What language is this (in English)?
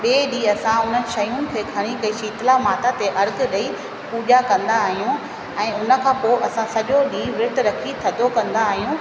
Sindhi